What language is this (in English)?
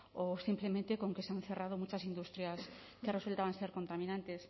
Spanish